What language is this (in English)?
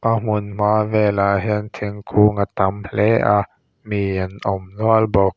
Mizo